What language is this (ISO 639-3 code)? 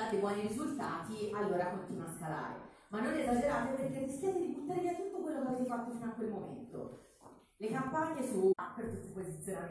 ita